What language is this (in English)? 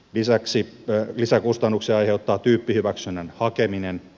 Finnish